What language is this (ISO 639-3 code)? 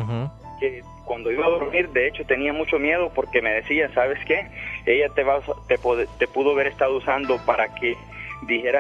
spa